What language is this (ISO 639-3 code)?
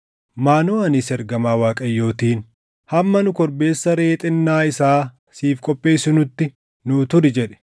orm